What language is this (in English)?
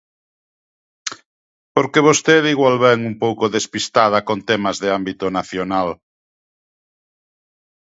Galician